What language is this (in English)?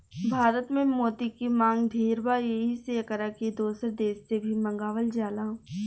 Bhojpuri